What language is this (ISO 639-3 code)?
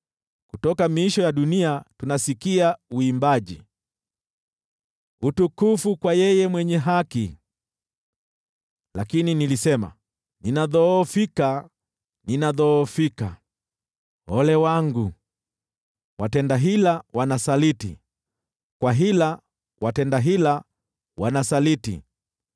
swa